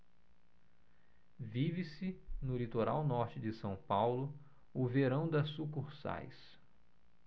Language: Portuguese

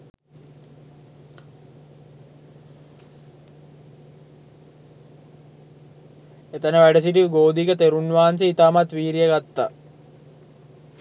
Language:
Sinhala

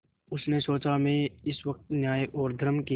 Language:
Hindi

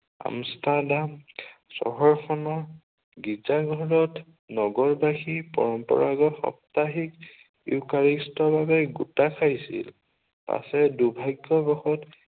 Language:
Assamese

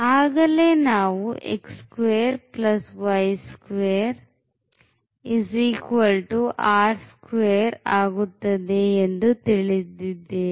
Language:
Kannada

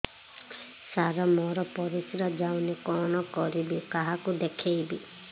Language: Odia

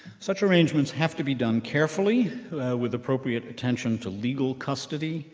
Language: English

